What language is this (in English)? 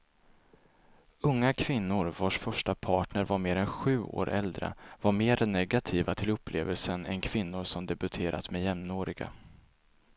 Swedish